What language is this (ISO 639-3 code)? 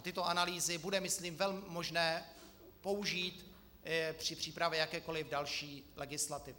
ces